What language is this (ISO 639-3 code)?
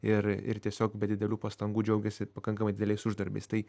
lit